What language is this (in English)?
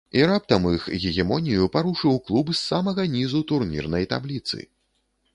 Belarusian